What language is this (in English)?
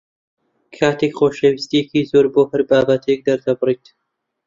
Central Kurdish